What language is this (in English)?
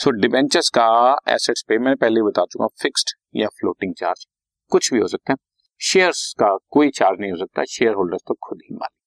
Hindi